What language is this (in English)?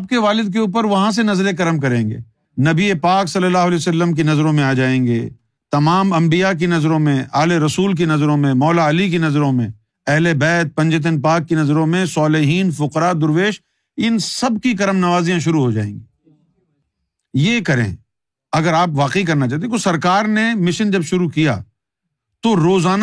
Urdu